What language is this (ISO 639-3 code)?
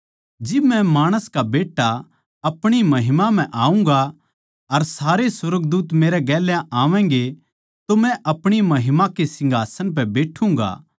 bgc